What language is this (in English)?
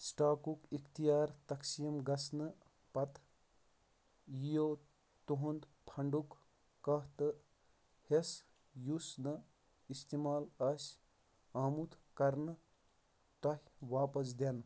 Kashmiri